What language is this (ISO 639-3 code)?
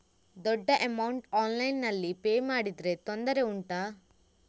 kan